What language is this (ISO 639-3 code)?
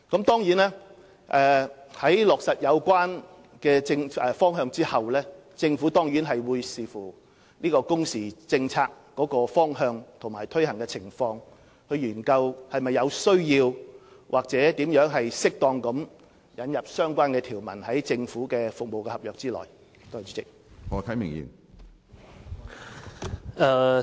yue